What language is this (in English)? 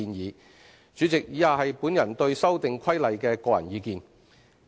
Cantonese